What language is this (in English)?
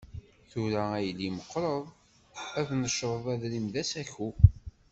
Kabyle